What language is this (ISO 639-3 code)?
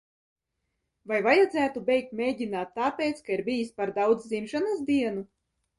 lav